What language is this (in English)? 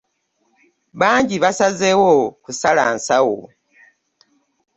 Ganda